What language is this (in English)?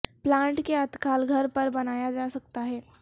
Urdu